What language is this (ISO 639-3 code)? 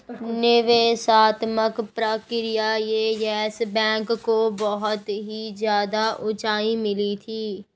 hin